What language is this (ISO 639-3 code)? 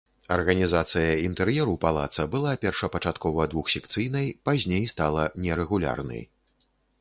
bel